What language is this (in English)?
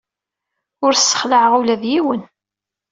Kabyle